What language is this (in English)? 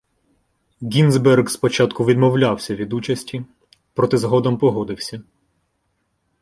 Ukrainian